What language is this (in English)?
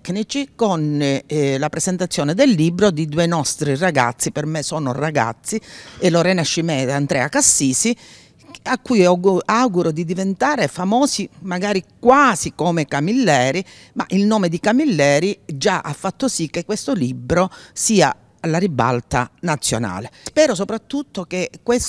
Italian